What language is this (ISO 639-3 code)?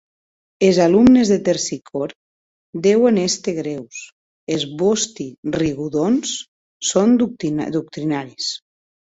oci